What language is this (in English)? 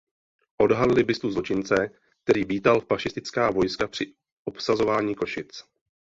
Czech